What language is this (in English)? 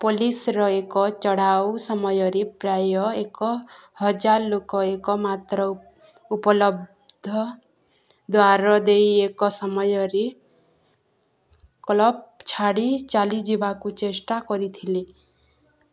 Odia